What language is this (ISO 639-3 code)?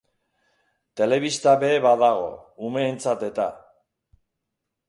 eus